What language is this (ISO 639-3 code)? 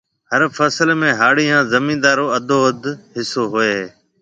mve